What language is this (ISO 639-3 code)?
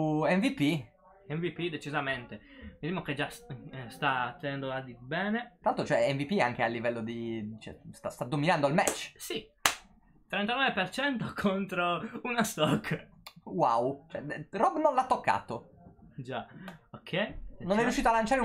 ita